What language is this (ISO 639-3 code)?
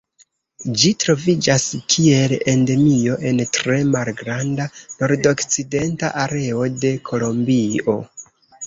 epo